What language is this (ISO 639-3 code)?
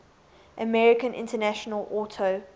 eng